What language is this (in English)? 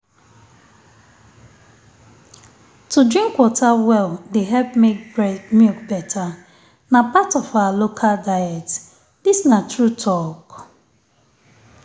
Nigerian Pidgin